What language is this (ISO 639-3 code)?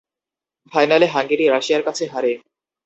ben